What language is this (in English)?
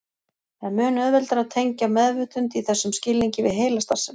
Icelandic